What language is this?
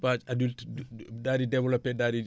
Wolof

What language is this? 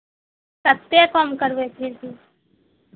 Maithili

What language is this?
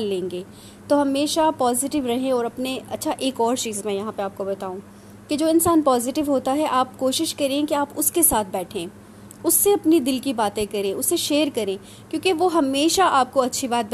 Urdu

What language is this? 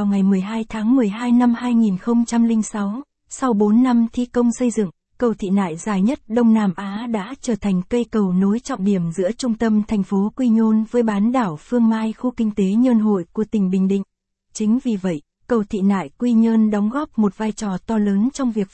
Vietnamese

